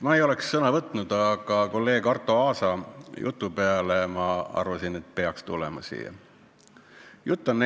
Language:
Estonian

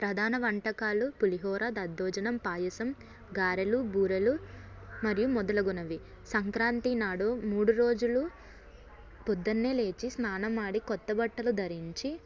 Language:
Telugu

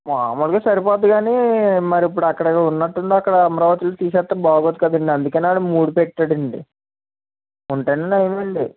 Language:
Telugu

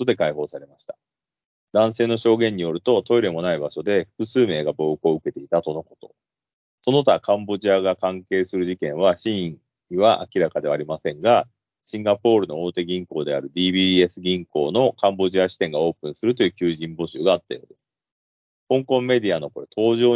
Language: Japanese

